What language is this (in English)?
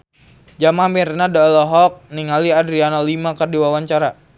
Sundanese